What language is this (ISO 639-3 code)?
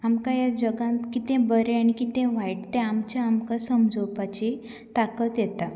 kok